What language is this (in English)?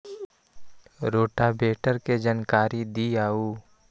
Magahi